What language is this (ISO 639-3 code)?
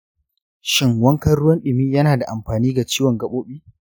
hau